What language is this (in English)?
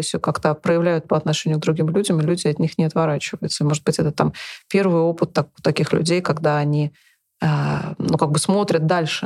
Russian